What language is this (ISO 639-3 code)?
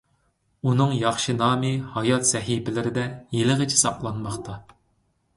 uig